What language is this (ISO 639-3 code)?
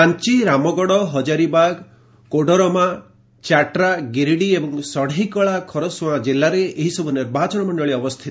ori